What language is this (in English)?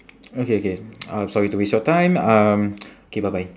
English